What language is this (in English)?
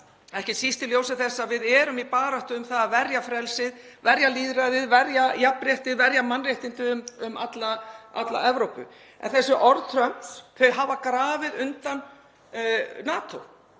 Icelandic